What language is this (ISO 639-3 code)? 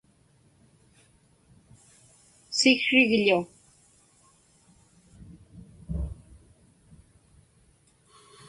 ipk